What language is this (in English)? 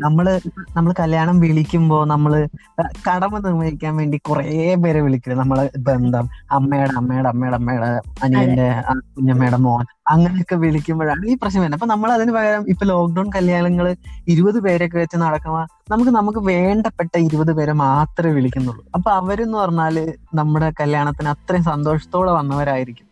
Malayalam